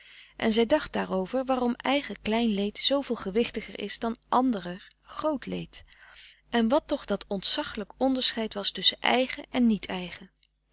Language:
Dutch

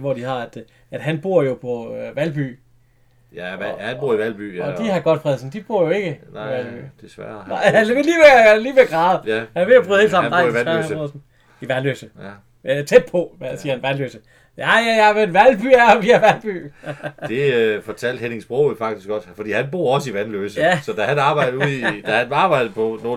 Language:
Danish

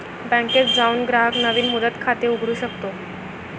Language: Marathi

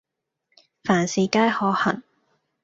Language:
Cantonese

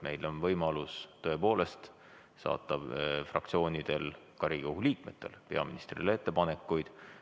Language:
Estonian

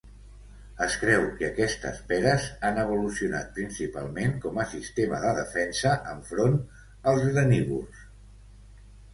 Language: Catalan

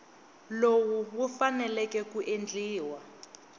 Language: Tsonga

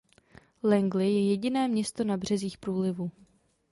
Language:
Czech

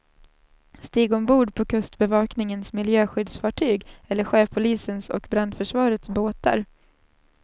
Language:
Swedish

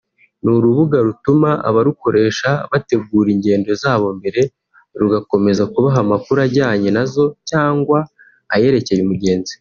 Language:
Kinyarwanda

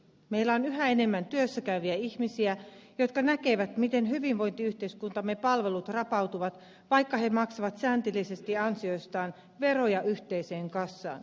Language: Finnish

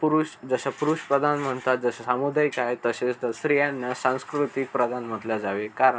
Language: Marathi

